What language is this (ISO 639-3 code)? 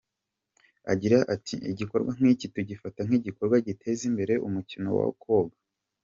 kin